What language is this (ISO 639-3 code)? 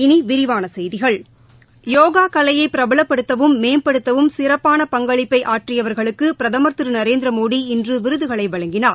tam